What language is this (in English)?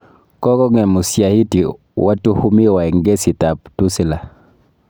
Kalenjin